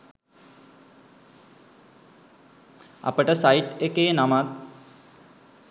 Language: Sinhala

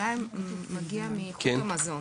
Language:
Hebrew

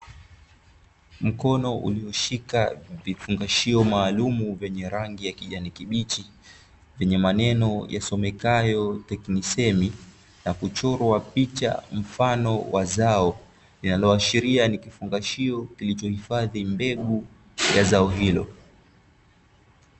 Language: Swahili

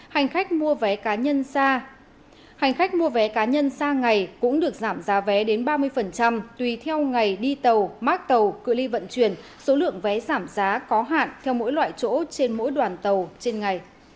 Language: Vietnamese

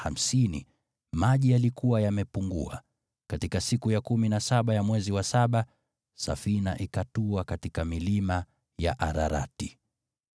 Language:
Swahili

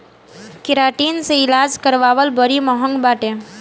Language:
Bhojpuri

